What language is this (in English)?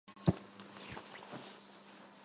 Armenian